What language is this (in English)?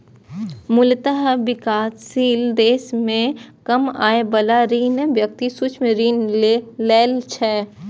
Maithili